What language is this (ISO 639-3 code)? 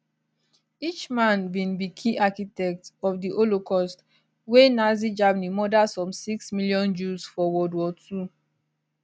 pcm